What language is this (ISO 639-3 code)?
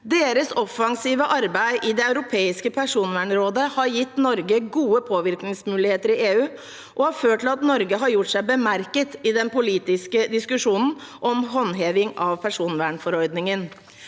nor